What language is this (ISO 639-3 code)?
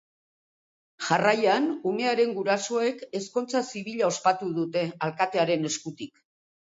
eus